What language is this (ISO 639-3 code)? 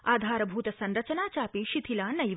san